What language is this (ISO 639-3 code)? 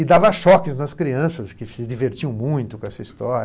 por